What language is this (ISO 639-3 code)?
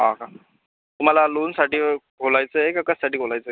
mar